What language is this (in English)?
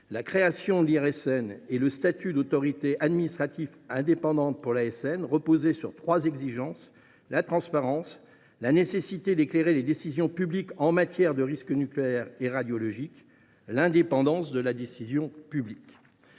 French